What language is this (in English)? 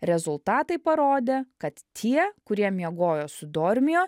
Lithuanian